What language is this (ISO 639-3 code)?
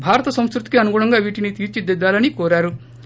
tel